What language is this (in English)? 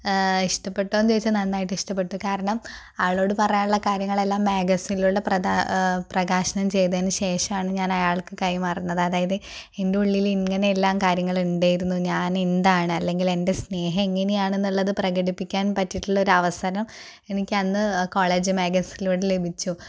Malayalam